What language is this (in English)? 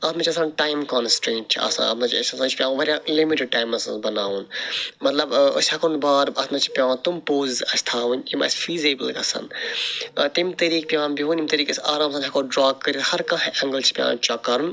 Kashmiri